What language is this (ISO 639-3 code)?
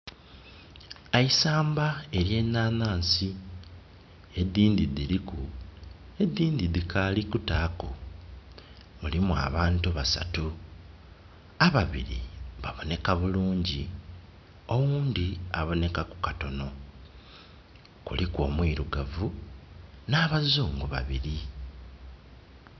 xog